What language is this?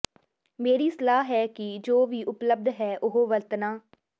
Punjabi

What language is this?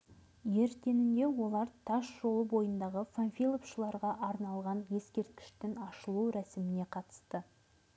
Kazakh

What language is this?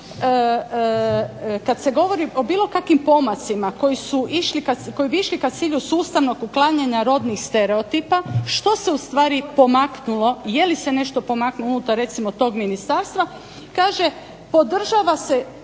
Croatian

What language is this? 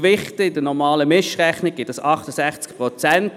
Swiss German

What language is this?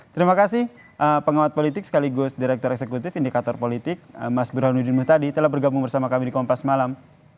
Indonesian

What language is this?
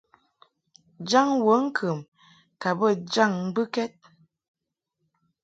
Mungaka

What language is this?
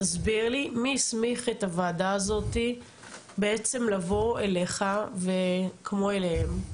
Hebrew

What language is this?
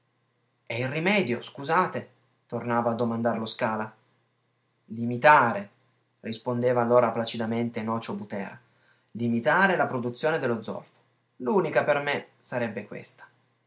Italian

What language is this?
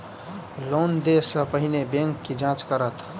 Maithili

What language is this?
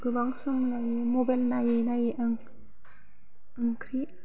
Bodo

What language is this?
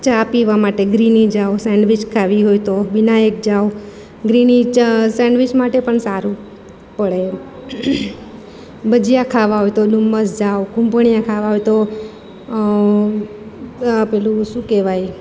Gujarati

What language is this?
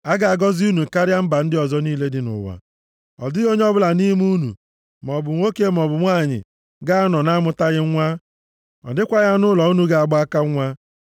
Igbo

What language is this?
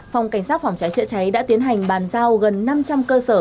Vietnamese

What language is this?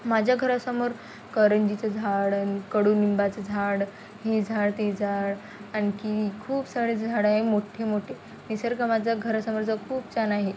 Marathi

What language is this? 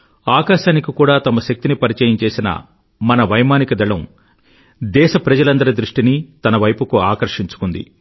Telugu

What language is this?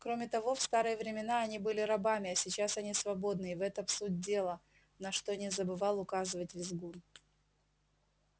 Russian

